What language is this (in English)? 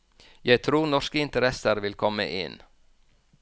Norwegian